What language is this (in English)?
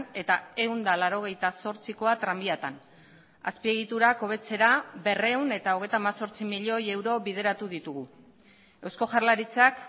Basque